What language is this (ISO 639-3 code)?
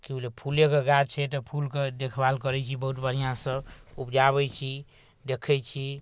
mai